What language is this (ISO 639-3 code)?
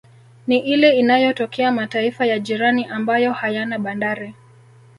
swa